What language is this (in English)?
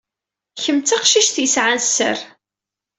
Kabyle